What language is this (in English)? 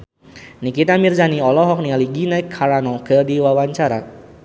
Sundanese